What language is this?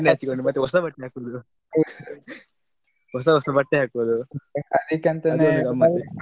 Kannada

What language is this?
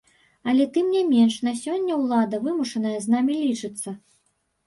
Belarusian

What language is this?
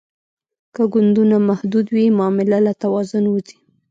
Pashto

